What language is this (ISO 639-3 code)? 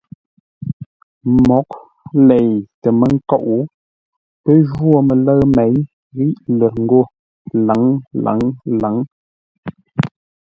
nla